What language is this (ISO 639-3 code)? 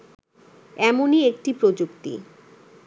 ben